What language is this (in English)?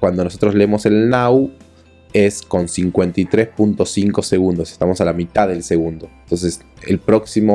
Spanish